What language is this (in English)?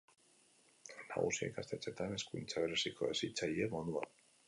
Basque